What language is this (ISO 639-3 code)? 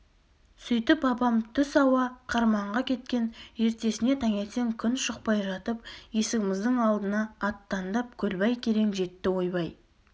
kaz